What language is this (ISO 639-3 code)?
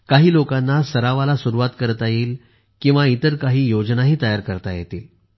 mar